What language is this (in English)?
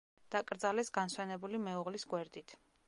Georgian